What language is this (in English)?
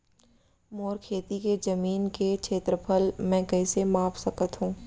Chhattisgarhi